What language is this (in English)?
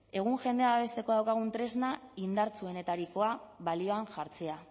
Basque